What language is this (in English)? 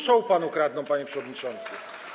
Polish